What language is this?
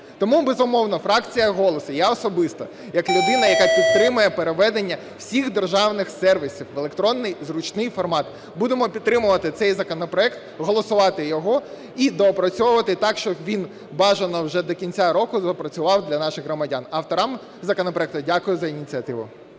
Ukrainian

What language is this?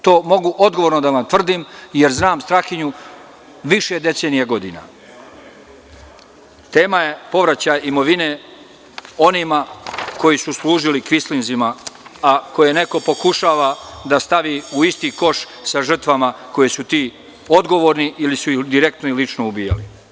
Serbian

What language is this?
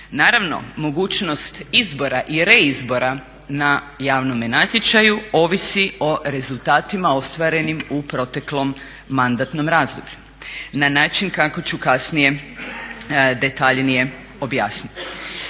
Croatian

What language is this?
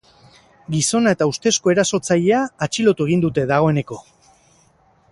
Basque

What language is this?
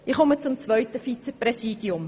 Swiss German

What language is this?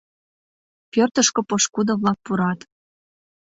Mari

